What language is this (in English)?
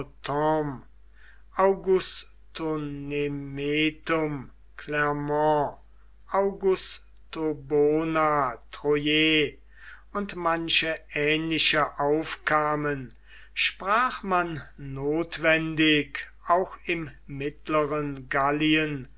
German